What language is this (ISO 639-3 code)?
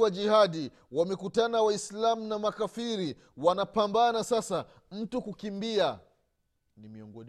swa